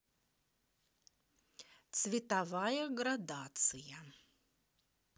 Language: Russian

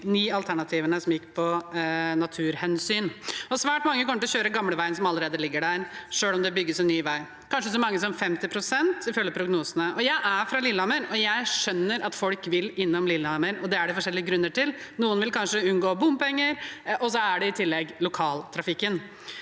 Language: Norwegian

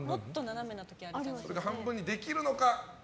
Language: Japanese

